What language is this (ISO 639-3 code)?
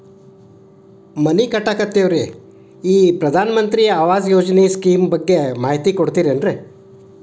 kan